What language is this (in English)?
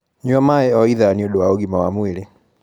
Kikuyu